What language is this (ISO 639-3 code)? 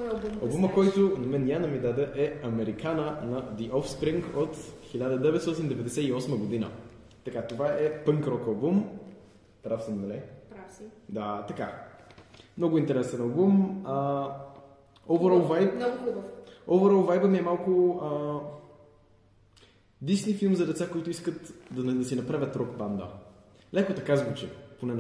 bul